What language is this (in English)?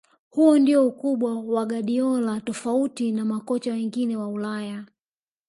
Swahili